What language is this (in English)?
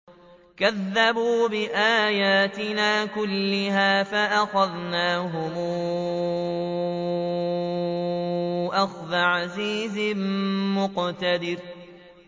Arabic